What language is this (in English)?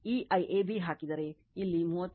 Kannada